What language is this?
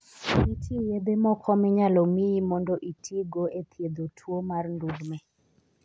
Luo (Kenya and Tanzania)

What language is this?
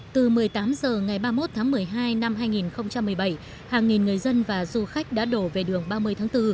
Vietnamese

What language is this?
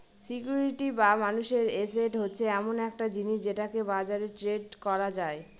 Bangla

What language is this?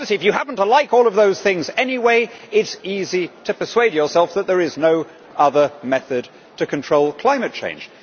English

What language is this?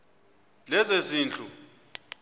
Xhosa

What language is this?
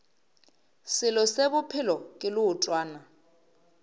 Northern Sotho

